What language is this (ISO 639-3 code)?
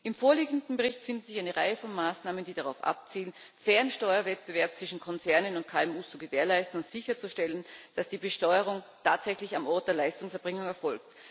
deu